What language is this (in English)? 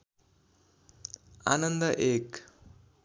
Nepali